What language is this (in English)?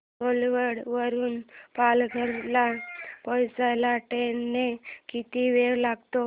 Marathi